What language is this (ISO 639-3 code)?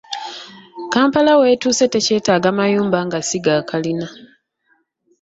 lug